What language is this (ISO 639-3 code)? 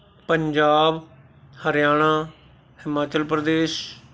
pan